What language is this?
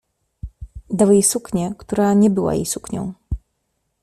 Polish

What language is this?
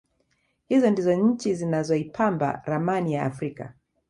Swahili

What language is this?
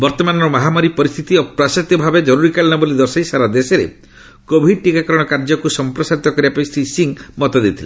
Odia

